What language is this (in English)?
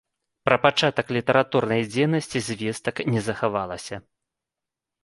Belarusian